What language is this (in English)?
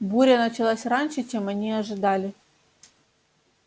Russian